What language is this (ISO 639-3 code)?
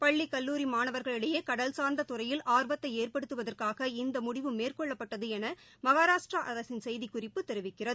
tam